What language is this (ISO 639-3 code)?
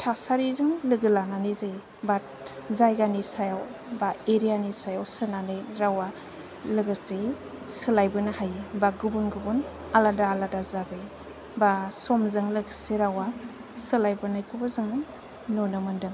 brx